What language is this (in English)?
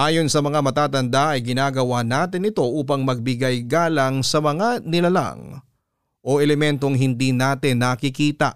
Filipino